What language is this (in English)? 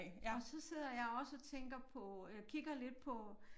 Danish